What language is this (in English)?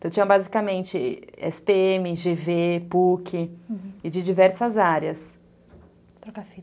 Portuguese